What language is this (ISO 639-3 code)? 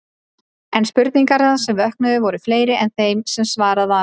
isl